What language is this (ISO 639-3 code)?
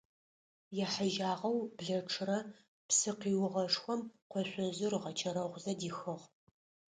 ady